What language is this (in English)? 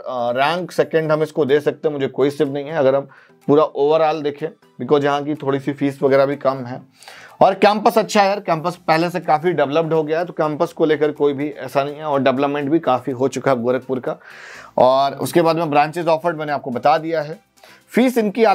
Hindi